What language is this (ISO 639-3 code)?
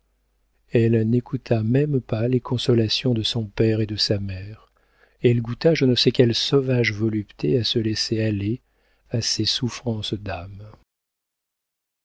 fra